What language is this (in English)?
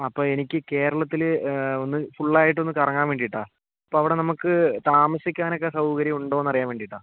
Malayalam